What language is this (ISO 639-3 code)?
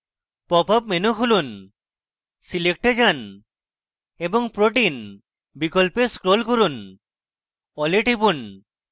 ben